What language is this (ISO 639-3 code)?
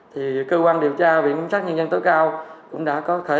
vie